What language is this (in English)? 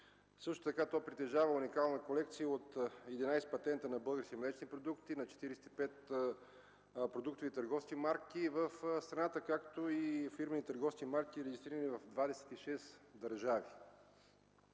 Bulgarian